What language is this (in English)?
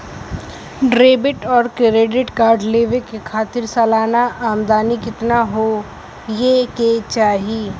Bhojpuri